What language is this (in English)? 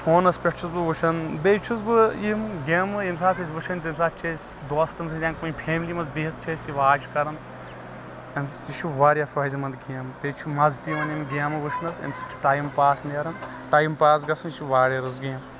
Kashmiri